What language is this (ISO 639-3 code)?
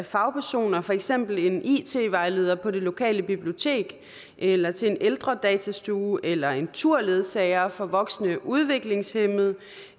dan